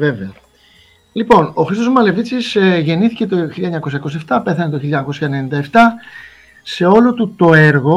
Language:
Greek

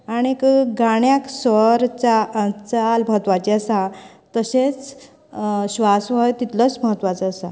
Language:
Konkani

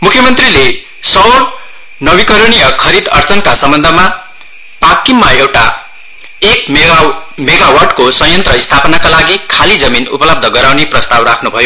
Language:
Nepali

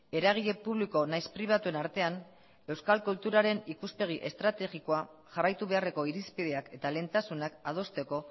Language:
Basque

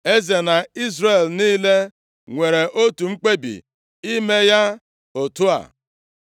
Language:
Igbo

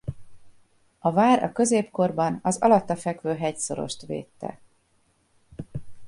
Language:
Hungarian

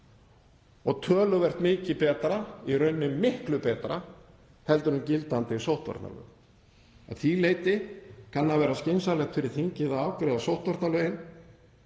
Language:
Icelandic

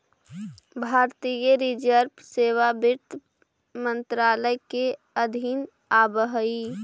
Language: Magahi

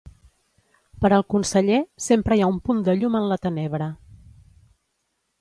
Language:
Catalan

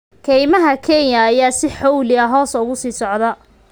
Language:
Somali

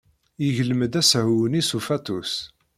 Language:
Kabyle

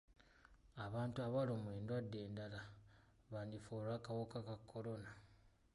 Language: Ganda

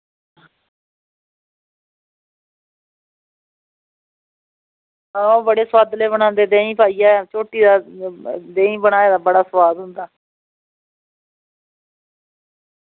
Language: Dogri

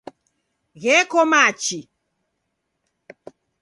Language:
Taita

